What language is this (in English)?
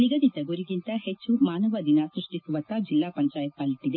Kannada